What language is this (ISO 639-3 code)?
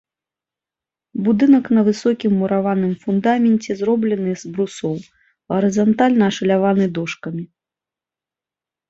bel